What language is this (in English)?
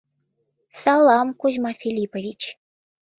Mari